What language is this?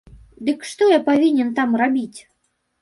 Belarusian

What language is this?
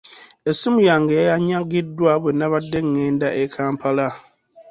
Ganda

